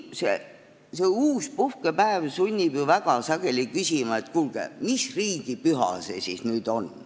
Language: Estonian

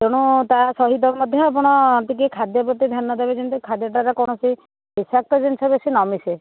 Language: Odia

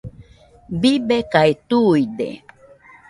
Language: Nüpode Huitoto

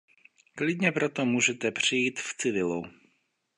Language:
Czech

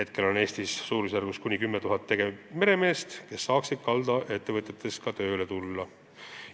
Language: Estonian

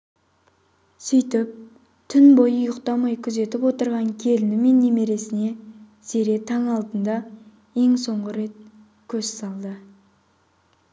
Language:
Kazakh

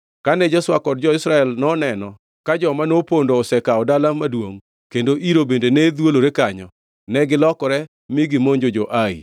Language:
Luo (Kenya and Tanzania)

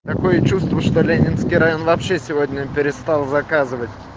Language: Russian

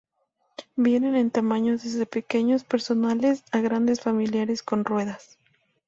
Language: Spanish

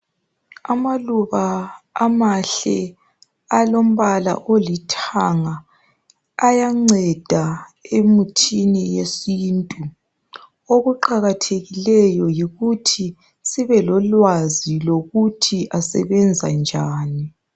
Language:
North Ndebele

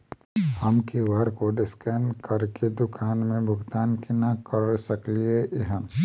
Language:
Maithili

